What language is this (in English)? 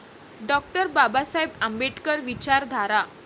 Marathi